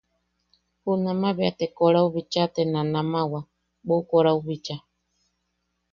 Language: Yaqui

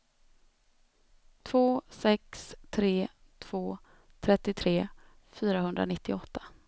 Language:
Swedish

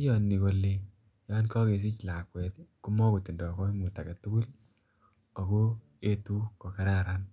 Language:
Kalenjin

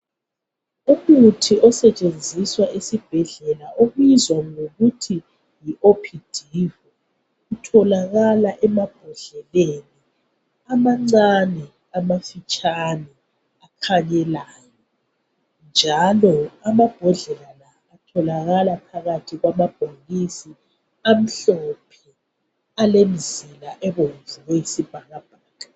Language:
North Ndebele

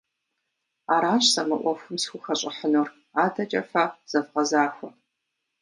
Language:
Kabardian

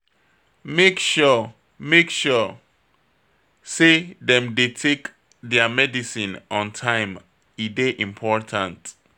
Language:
Nigerian Pidgin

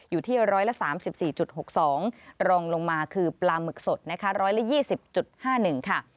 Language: Thai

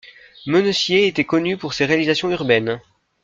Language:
French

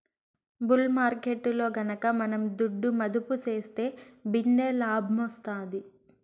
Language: Telugu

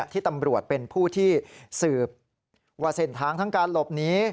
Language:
Thai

